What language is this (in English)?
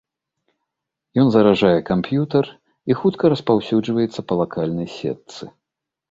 Belarusian